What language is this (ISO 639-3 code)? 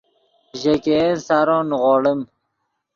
ydg